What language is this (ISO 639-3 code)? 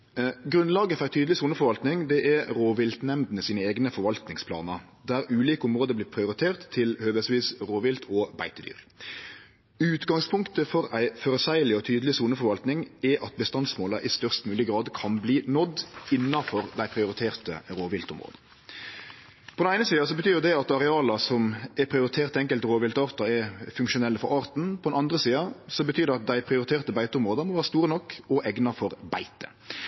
nno